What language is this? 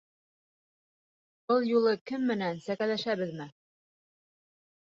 Bashkir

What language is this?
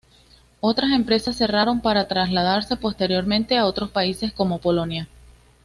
Spanish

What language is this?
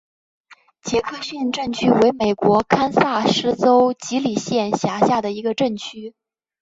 Chinese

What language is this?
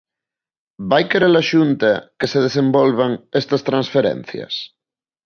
Galician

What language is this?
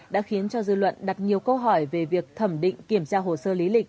Vietnamese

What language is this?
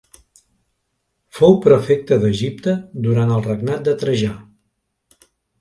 Catalan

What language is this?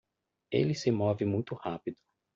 Portuguese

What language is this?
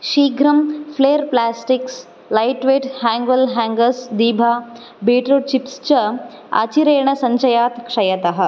Sanskrit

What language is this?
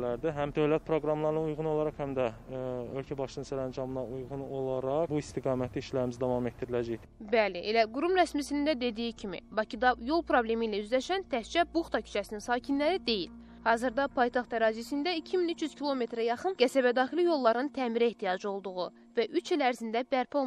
Turkish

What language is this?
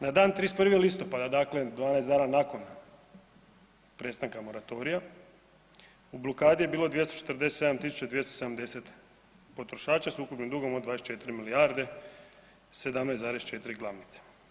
Croatian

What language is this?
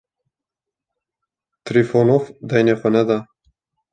Kurdish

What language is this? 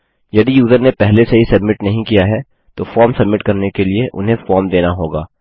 Hindi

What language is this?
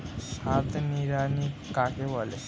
Bangla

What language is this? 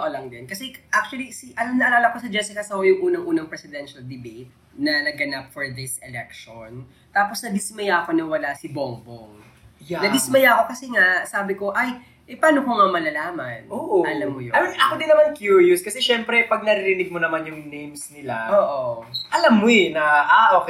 Filipino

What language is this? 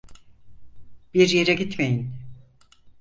Turkish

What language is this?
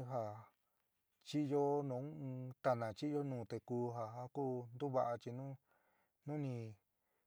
San Miguel El Grande Mixtec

